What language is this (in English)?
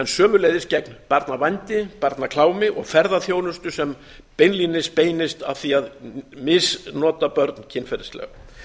Icelandic